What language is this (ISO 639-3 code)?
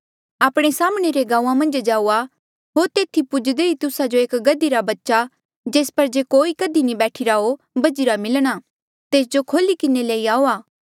mjl